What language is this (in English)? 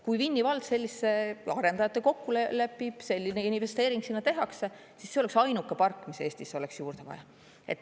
Estonian